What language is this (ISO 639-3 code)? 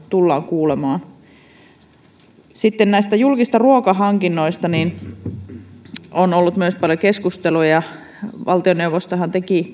fin